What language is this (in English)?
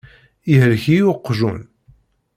Kabyle